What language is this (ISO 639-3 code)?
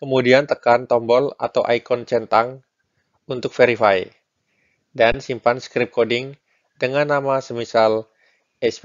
ind